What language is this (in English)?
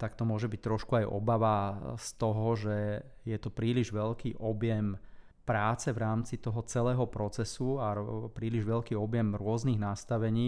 Slovak